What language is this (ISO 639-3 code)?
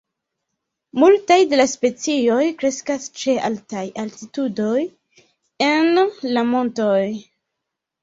epo